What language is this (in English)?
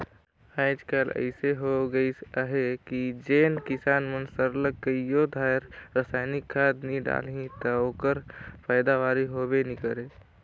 Chhattisgarhi